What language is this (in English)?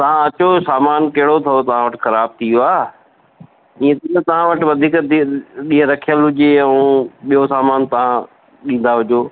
Sindhi